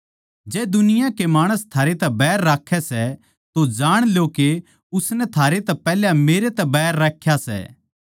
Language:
Haryanvi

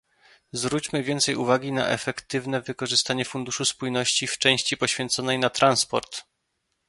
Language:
Polish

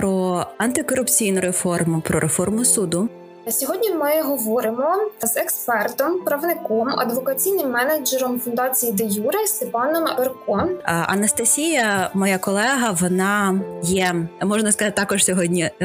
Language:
Ukrainian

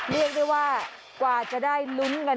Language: Thai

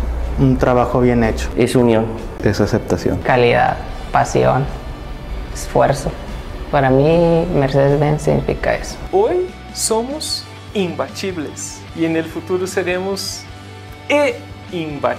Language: Spanish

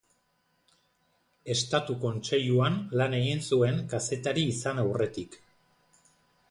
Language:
Basque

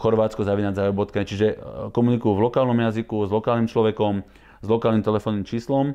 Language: Slovak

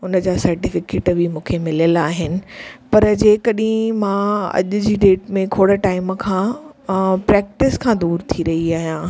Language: Sindhi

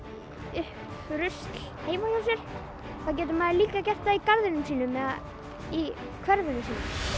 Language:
Icelandic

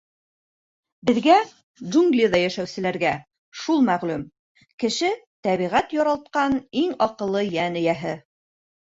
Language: Bashkir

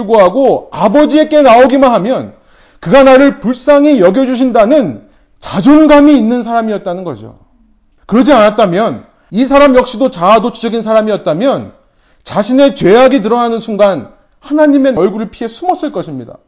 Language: Korean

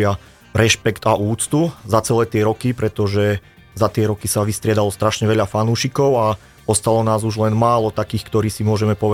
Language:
Slovak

